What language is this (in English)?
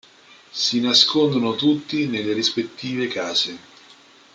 Italian